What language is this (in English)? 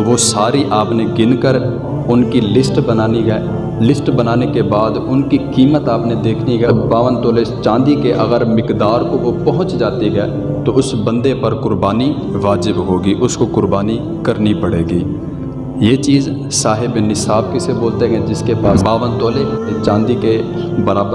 Urdu